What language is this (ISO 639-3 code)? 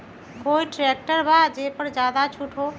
mag